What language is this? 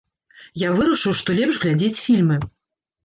Belarusian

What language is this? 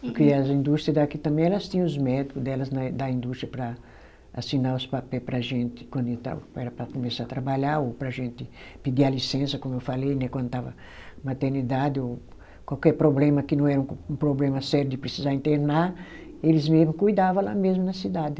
Portuguese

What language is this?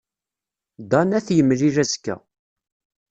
Kabyle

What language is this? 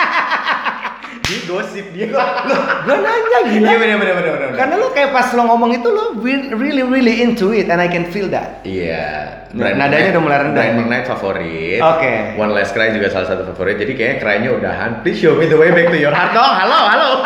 Indonesian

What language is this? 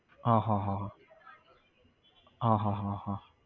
Gujarati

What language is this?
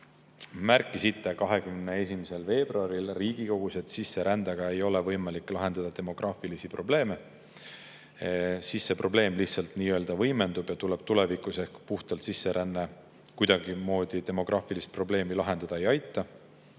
Estonian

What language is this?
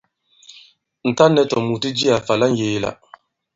Bankon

